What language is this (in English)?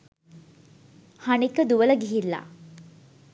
Sinhala